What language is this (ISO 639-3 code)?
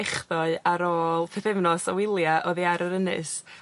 cym